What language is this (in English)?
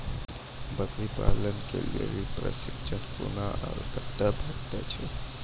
Maithili